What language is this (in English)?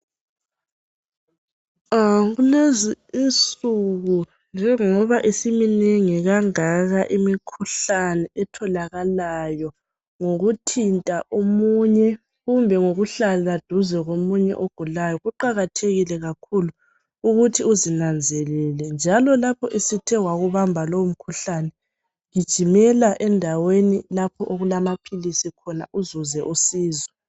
North Ndebele